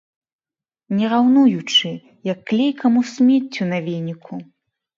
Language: Belarusian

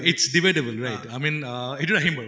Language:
Assamese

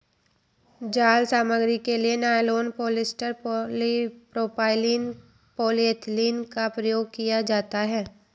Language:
Hindi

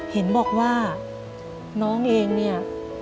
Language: Thai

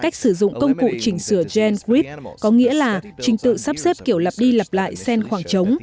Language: Vietnamese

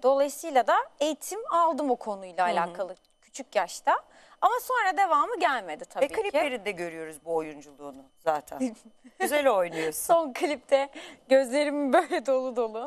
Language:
Turkish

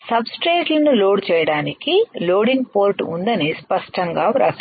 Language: Telugu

